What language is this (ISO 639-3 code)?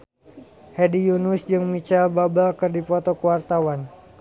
sun